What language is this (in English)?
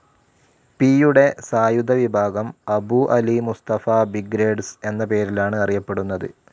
Malayalam